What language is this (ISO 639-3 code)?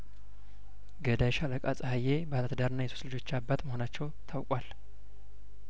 amh